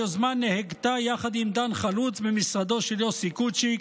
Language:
Hebrew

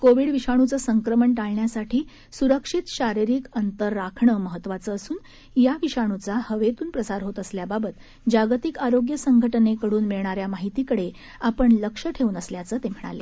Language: Marathi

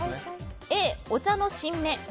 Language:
Japanese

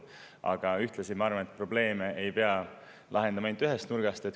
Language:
Estonian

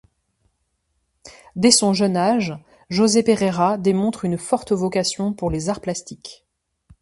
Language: French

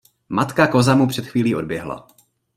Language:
Czech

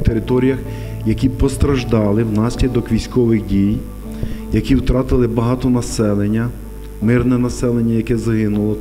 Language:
Ukrainian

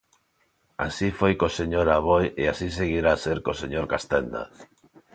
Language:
Galician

